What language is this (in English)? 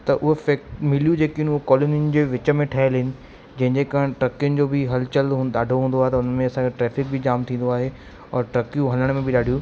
Sindhi